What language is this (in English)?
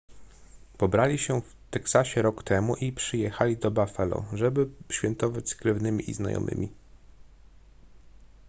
Polish